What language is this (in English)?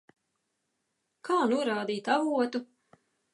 Latvian